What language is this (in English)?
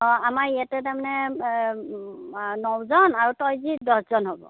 Assamese